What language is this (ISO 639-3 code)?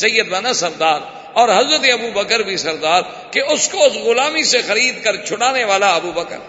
urd